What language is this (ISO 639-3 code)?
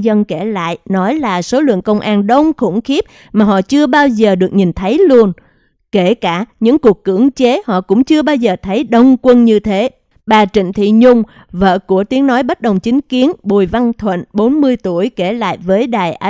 vie